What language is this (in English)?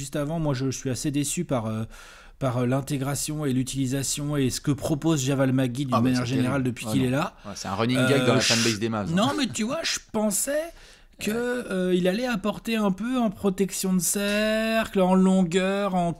French